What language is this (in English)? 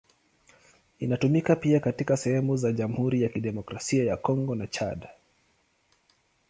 Swahili